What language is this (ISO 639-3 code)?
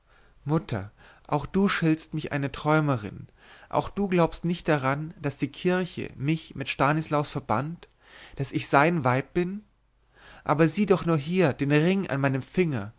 deu